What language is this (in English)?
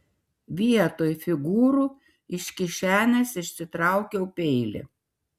Lithuanian